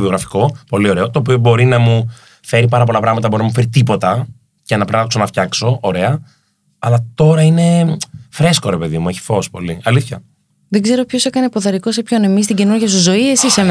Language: Greek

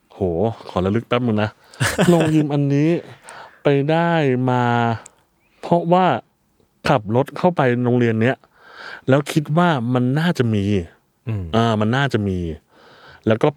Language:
Thai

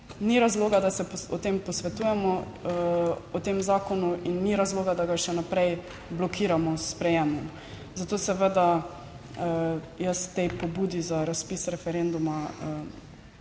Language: Slovenian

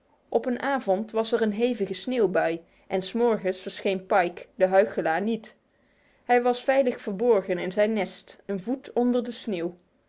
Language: Dutch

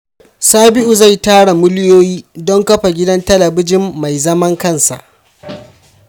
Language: Hausa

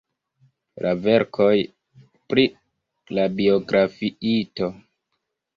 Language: Esperanto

